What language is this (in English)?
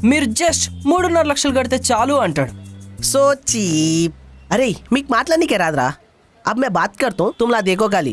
Telugu